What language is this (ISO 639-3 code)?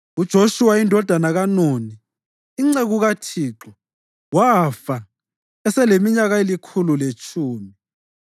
nde